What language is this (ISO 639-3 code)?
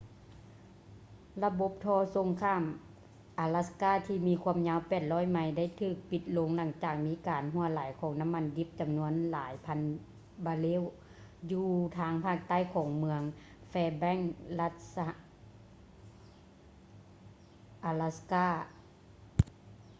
lao